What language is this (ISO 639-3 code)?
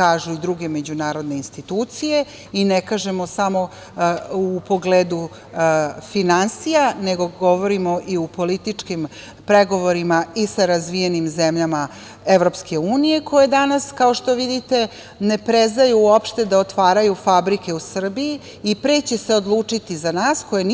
srp